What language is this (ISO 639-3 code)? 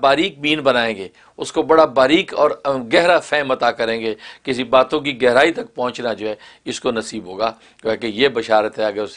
hin